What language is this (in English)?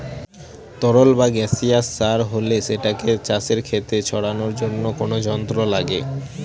Bangla